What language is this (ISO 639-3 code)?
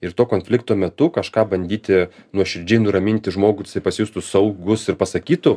lit